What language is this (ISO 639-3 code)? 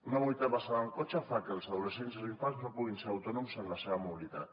cat